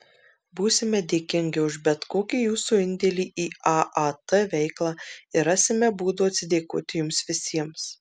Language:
Lithuanian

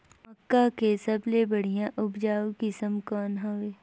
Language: Chhattisgarhi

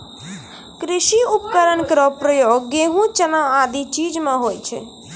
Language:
Maithili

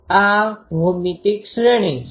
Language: Gujarati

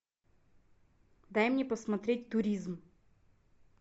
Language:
Russian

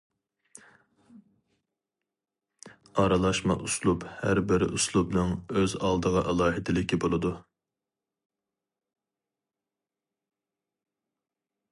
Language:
Uyghur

